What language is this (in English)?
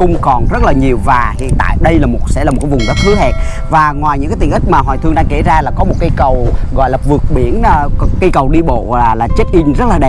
Vietnamese